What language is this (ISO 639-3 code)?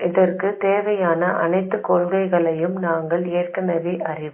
tam